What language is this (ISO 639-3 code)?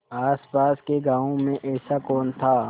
hin